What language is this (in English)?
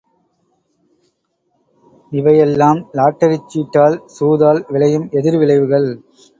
Tamil